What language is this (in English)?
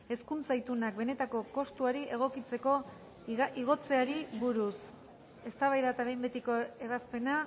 Basque